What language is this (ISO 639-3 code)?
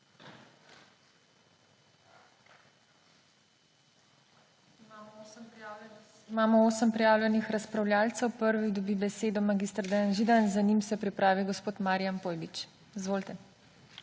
slv